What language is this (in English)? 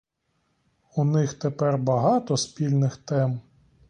Ukrainian